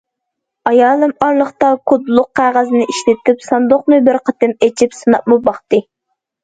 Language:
Uyghur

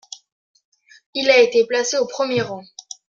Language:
French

